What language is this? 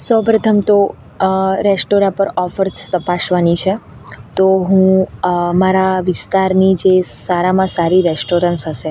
Gujarati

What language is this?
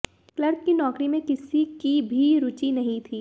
Hindi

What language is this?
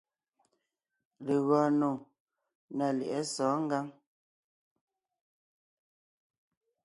Ngiemboon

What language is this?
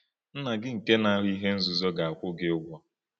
Igbo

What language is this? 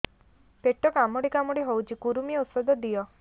Odia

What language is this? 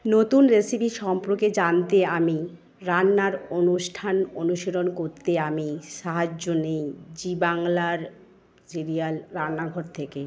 Bangla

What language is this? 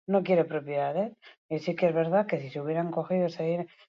Basque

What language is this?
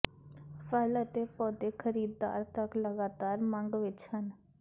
Punjabi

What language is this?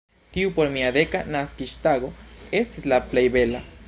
Esperanto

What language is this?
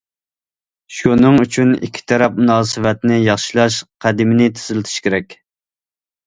Uyghur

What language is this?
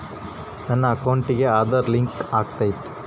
Kannada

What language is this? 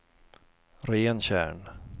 Swedish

